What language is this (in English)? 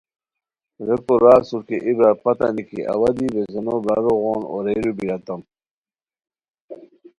Khowar